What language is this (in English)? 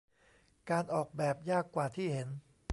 Thai